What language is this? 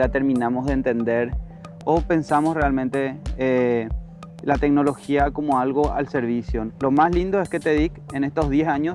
Spanish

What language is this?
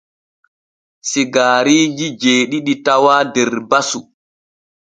Borgu Fulfulde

